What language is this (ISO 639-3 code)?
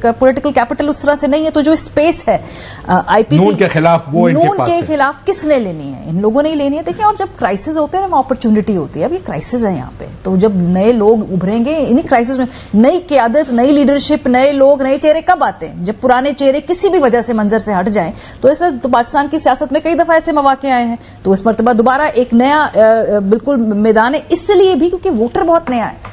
hin